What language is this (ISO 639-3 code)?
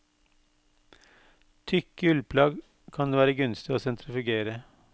nor